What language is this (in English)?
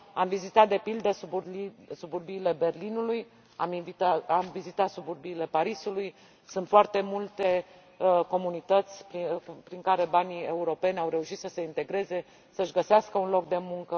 Romanian